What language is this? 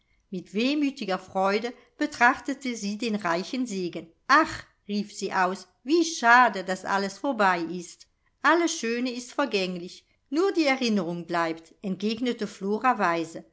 German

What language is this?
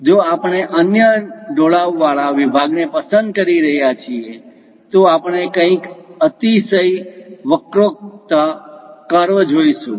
Gujarati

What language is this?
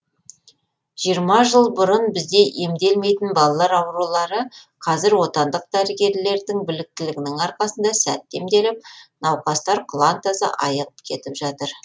Kazakh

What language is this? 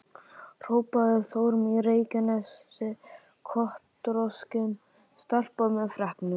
Icelandic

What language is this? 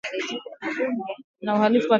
Swahili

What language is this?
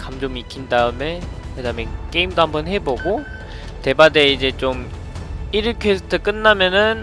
Korean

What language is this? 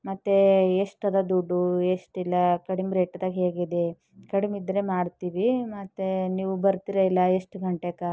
Kannada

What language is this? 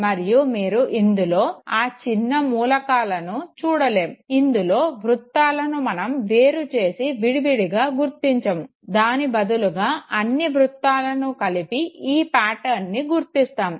Telugu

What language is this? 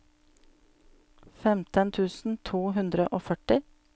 Norwegian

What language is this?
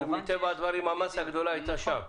Hebrew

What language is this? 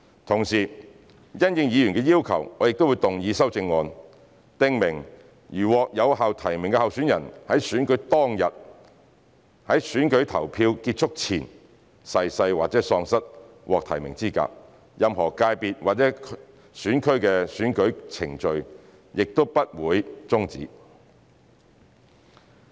Cantonese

